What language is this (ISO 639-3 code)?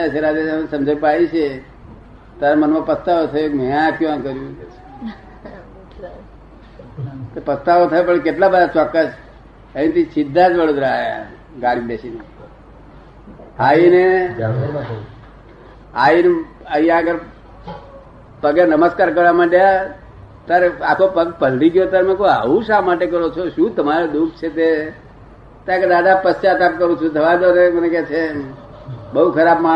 guj